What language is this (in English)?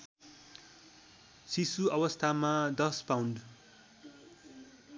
Nepali